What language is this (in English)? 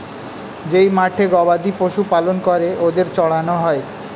Bangla